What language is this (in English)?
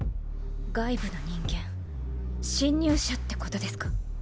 Japanese